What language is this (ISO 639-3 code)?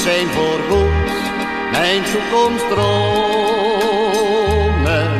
nld